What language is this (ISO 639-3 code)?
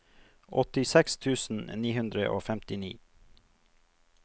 nor